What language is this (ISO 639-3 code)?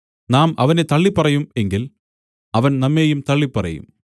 mal